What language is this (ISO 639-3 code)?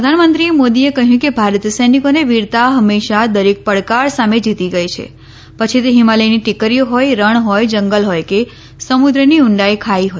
guj